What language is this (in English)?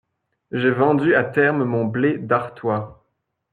French